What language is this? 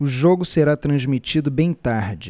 Portuguese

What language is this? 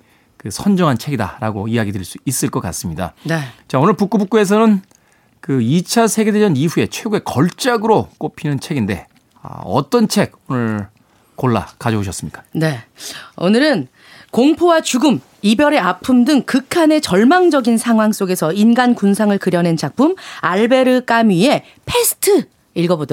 Korean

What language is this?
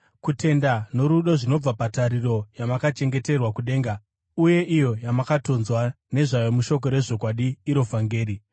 Shona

